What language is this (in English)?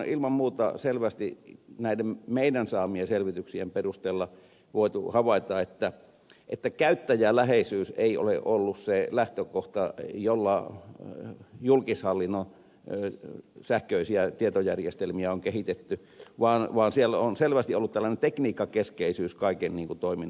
Finnish